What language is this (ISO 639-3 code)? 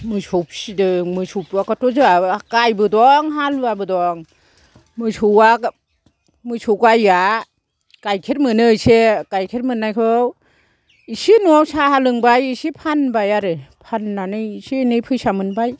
brx